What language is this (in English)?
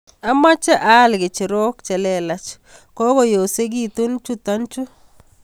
Kalenjin